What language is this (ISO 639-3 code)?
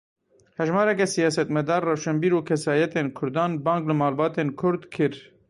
kur